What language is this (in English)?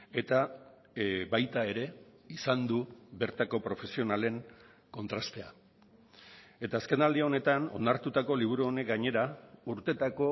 Basque